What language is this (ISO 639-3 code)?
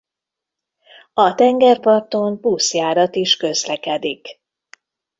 hun